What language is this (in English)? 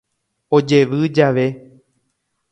Guarani